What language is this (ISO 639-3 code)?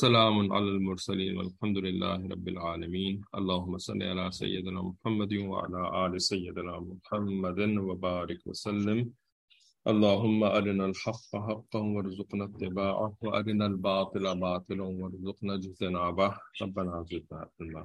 eng